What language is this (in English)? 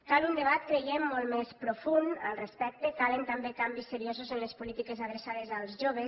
Catalan